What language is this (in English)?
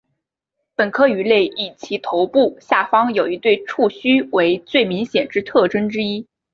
Chinese